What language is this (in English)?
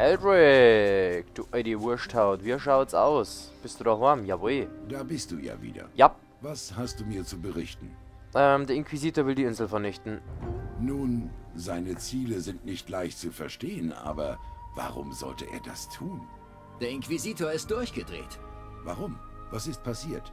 German